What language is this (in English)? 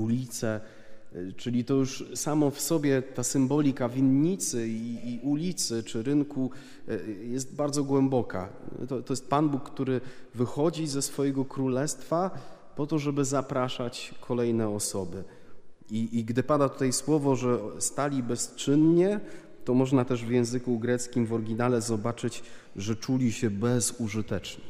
Polish